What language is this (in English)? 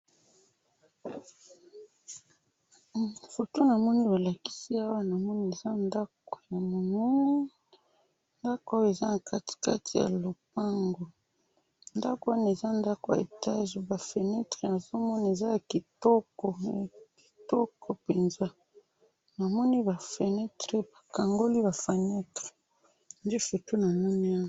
Lingala